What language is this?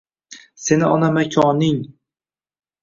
Uzbek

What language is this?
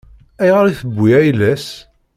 Kabyle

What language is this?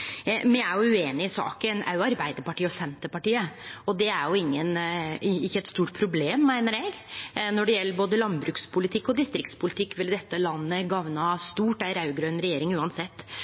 Norwegian Nynorsk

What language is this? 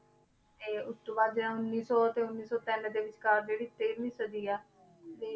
Punjabi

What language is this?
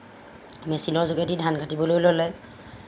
Assamese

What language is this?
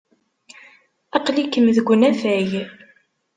Kabyle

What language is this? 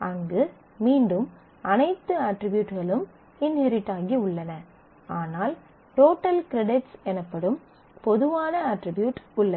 Tamil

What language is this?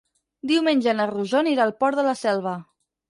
Catalan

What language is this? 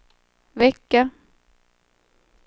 Swedish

